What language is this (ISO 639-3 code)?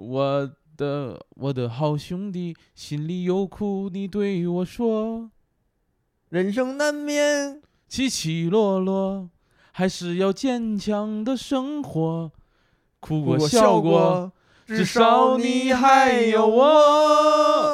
zho